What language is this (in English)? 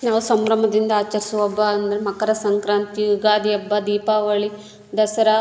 Kannada